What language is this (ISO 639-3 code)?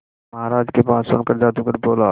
hin